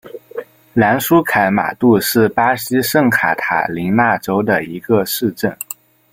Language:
Chinese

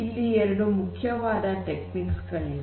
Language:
Kannada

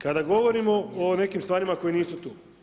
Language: Croatian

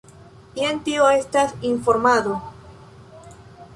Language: Esperanto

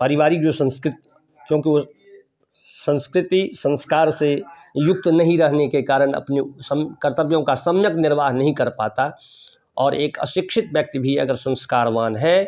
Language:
Hindi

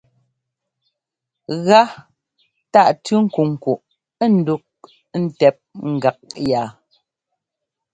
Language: Ngomba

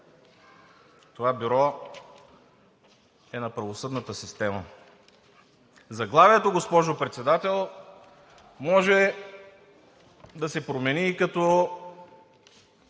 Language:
Bulgarian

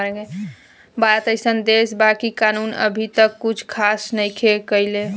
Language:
Bhojpuri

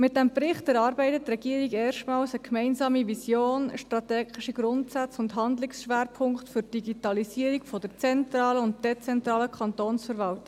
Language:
Swiss German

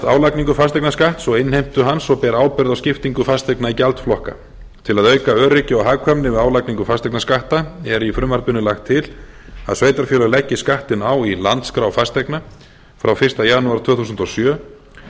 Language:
Icelandic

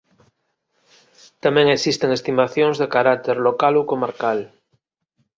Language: Galician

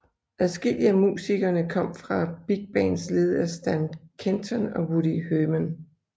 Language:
Danish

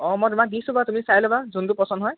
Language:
Assamese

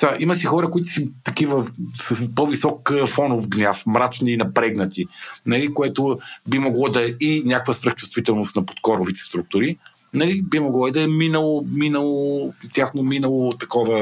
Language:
Bulgarian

